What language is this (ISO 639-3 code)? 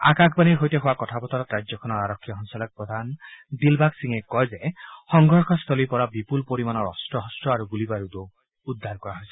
asm